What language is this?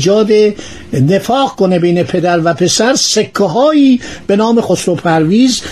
Persian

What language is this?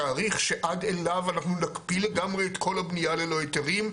Hebrew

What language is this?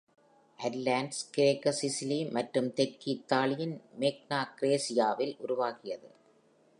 Tamil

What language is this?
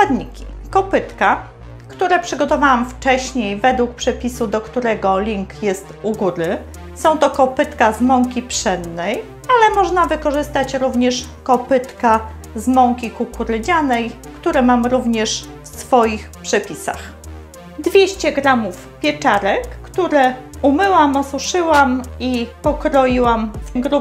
Polish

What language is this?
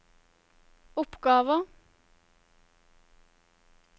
Norwegian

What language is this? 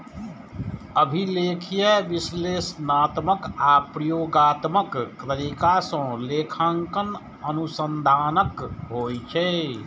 Maithili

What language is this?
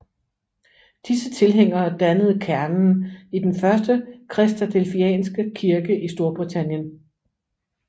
Danish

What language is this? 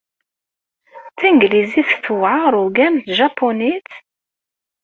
Kabyle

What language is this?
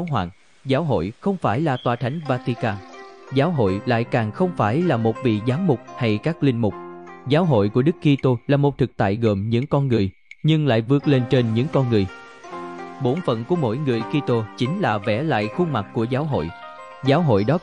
Vietnamese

